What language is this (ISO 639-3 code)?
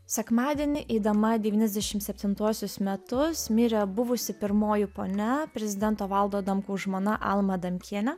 lit